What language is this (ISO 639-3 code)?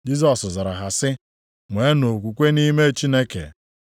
ibo